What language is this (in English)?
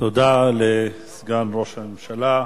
Hebrew